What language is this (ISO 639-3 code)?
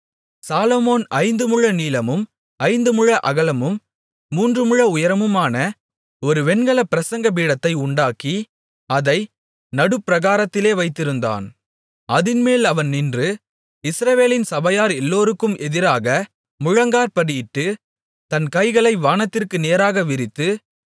tam